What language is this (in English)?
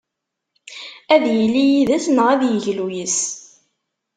Kabyle